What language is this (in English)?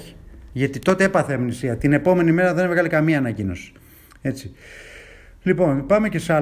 Greek